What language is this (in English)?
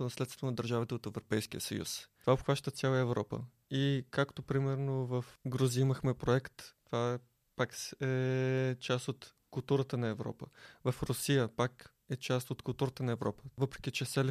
Bulgarian